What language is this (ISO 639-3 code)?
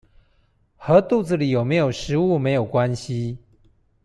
zho